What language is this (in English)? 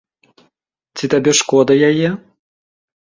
Belarusian